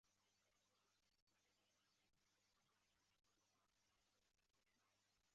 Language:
Chinese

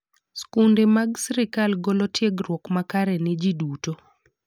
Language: Luo (Kenya and Tanzania)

